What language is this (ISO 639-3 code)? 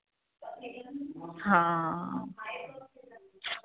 pan